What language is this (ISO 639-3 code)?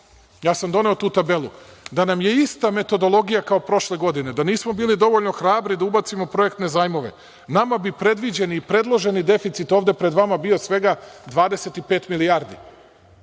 srp